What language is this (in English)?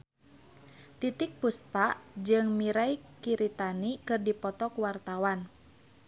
Sundanese